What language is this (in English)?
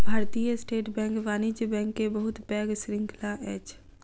Maithili